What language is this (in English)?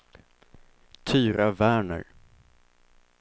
Swedish